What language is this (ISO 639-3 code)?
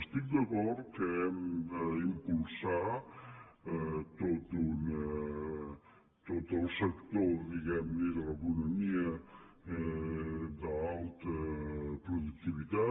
cat